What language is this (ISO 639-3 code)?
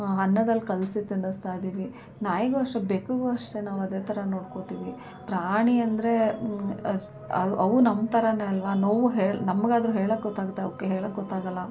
kan